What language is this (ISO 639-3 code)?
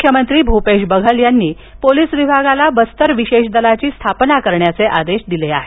mar